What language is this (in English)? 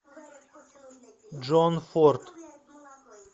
Russian